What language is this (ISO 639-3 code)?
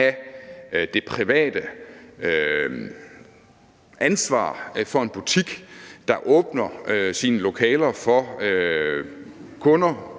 dan